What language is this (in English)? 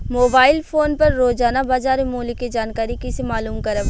Bhojpuri